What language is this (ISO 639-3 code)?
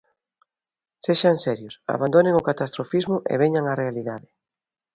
glg